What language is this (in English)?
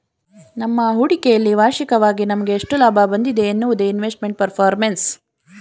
Kannada